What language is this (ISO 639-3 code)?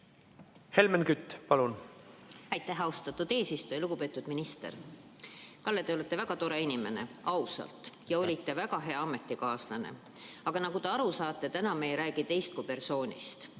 est